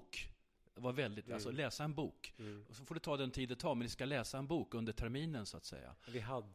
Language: Swedish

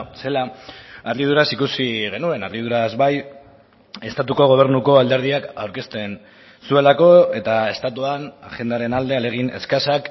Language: Basque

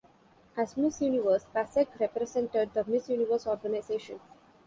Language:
English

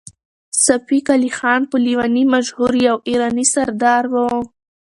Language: Pashto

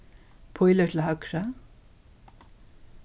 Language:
Faroese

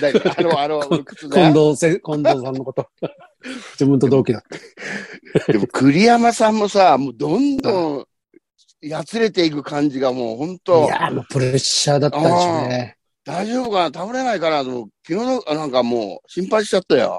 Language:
Japanese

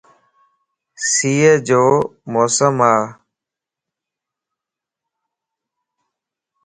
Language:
Lasi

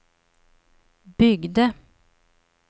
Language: Swedish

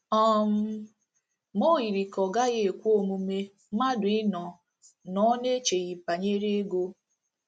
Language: Igbo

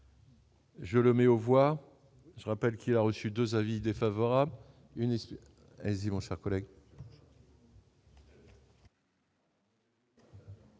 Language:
French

